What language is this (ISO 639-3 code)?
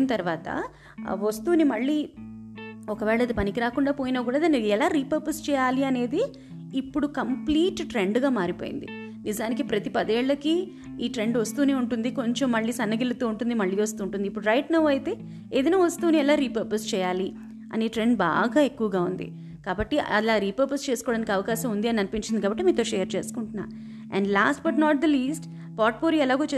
tel